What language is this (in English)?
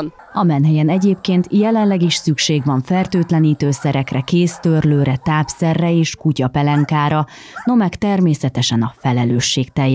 Hungarian